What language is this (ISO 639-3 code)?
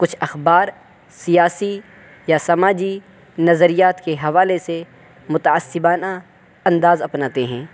urd